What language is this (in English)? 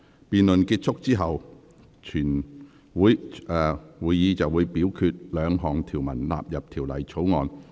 Cantonese